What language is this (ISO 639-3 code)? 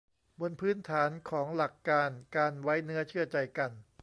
tha